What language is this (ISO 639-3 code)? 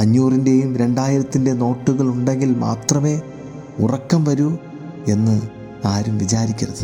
mal